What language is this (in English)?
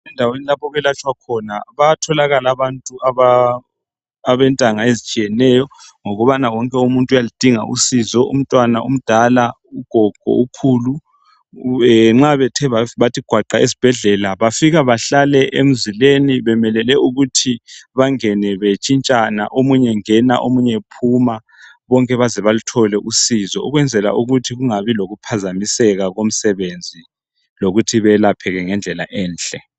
North Ndebele